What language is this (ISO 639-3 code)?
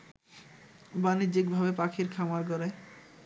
ben